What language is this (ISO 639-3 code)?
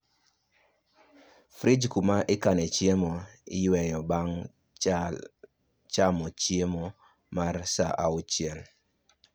luo